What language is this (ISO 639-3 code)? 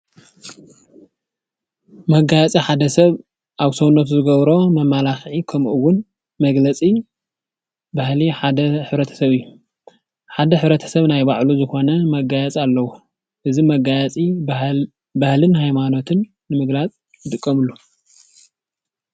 tir